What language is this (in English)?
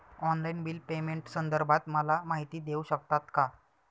Marathi